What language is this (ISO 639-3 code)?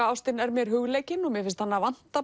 isl